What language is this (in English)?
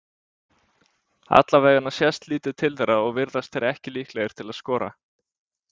Icelandic